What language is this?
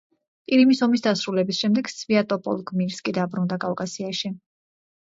Georgian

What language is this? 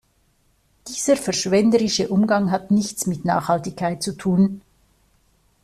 German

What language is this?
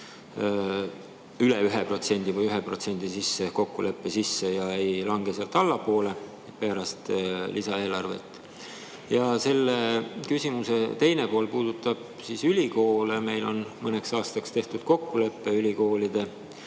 Estonian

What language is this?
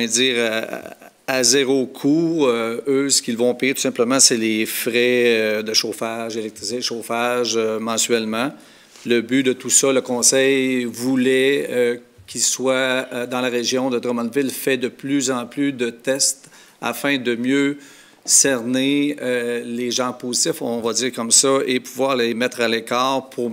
French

